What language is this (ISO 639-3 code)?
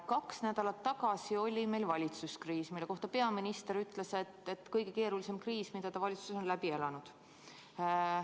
est